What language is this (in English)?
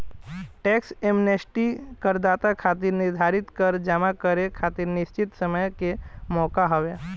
Bhojpuri